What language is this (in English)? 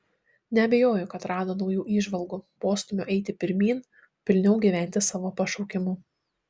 Lithuanian